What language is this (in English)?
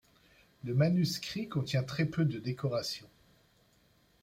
French